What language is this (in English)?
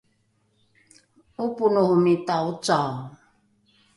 Rukai